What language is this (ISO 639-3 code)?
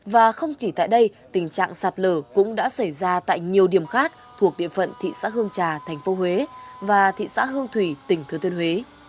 vie